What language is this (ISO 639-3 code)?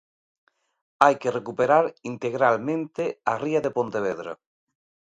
glg